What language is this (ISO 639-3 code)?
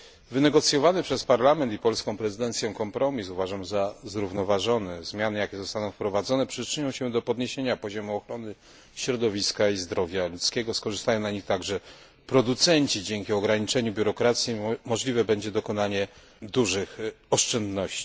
pol